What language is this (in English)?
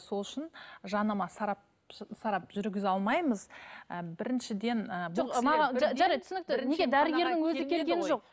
Kazakh